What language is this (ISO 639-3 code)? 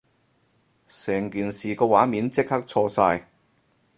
yue